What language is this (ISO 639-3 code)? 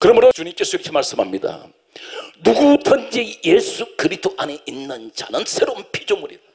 kor